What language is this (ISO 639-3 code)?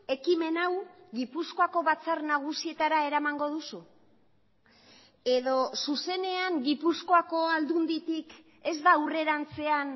eus